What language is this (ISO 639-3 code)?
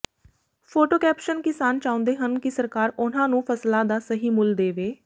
pan